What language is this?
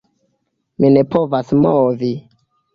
Esperanto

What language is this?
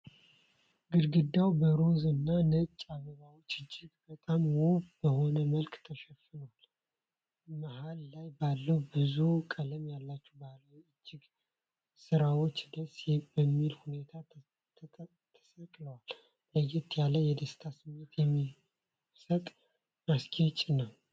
Amharic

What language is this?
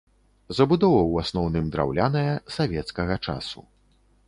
Belarusian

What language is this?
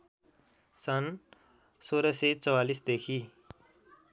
Nepali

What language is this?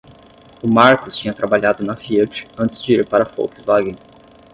Portuguese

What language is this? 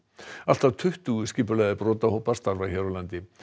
Icelandic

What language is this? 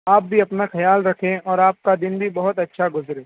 Urdu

